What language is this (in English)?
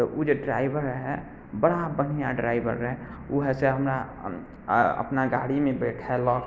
Maithili